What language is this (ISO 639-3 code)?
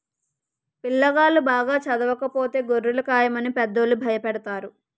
tel